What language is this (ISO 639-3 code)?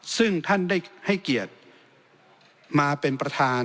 tha